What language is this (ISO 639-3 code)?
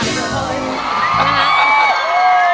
tha